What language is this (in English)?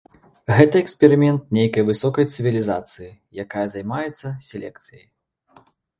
Belarusian